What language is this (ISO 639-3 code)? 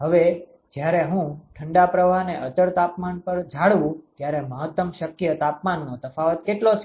guj